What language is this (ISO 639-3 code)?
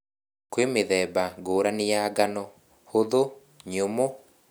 kik